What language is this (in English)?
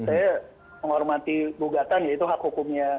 Indonesian